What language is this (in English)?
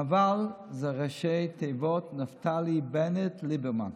Hebrew